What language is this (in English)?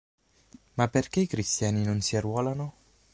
Italian